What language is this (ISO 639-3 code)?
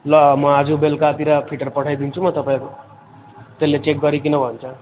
nep